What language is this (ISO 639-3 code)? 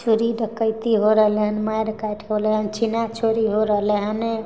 mai